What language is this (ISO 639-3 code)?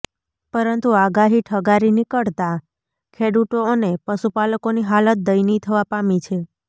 guj